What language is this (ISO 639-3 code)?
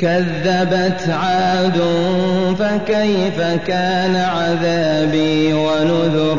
ara